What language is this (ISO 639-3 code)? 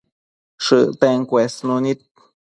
mcf